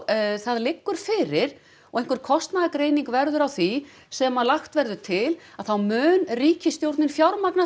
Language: Icelandic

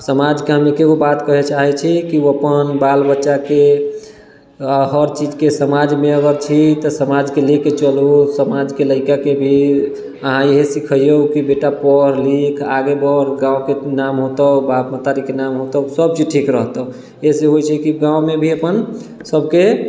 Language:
Maithili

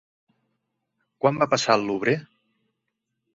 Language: Catalan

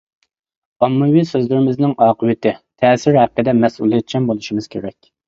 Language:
Uyghur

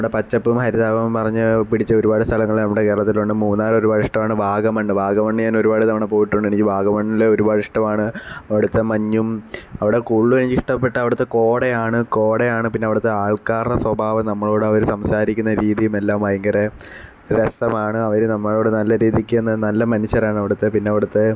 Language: Malayalam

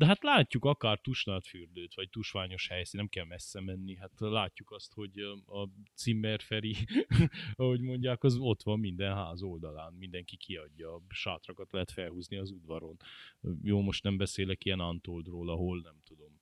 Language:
Hungarian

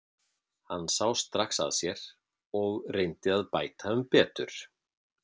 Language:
Icelandic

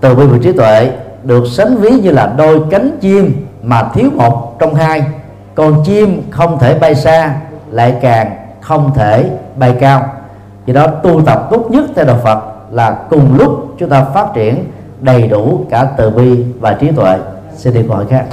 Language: Vietnamese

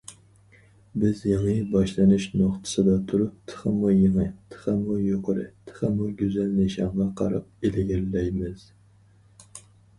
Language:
Uyghur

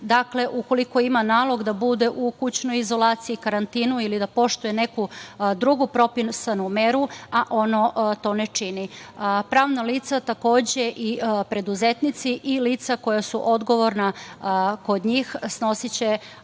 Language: Serbian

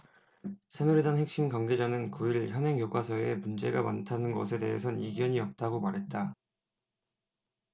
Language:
Korean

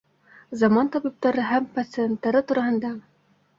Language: Bashkir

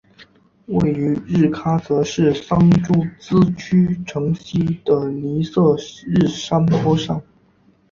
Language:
Chinese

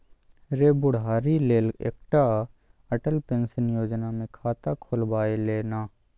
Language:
Maithili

